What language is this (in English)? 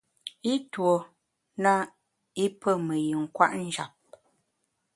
Bamun